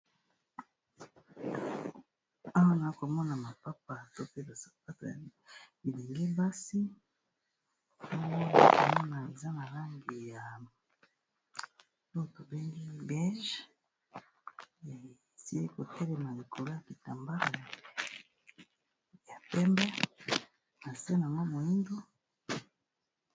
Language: Lingala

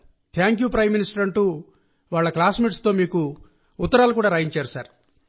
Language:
Telugu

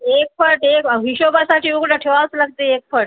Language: Marathi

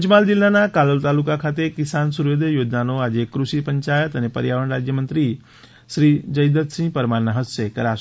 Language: Gujarati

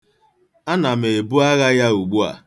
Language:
Igbo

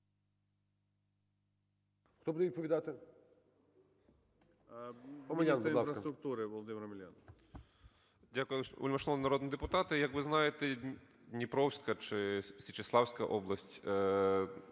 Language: Ukrainian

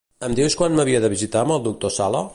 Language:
Catalan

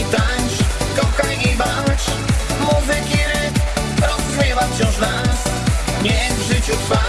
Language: Polish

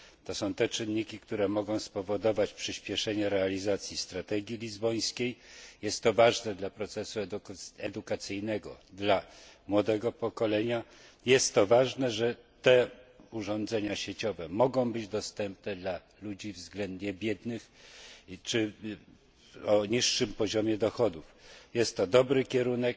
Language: Polish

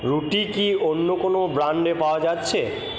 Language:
Bangla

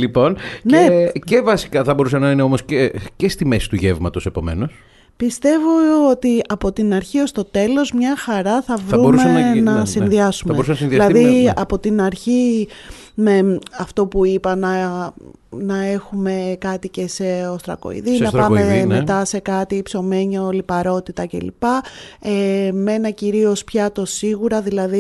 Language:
Greek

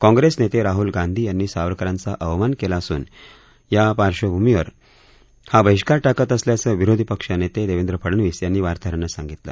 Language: Marathi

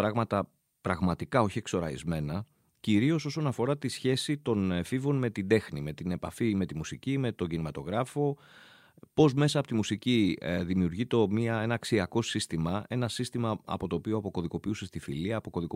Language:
Greek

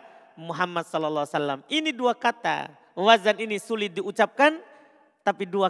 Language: Indonesian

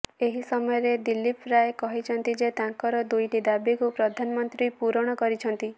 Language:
Odia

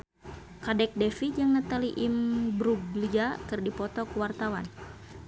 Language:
Sundanese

